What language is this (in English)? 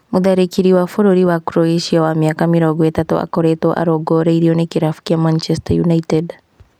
Kikuyu